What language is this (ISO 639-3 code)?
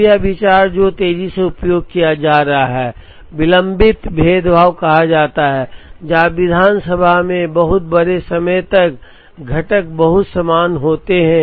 hin